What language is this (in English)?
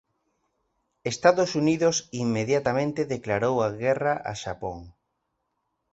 Galician